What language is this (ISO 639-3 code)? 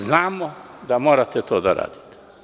srp